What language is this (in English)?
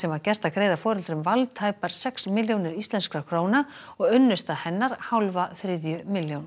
Icelandic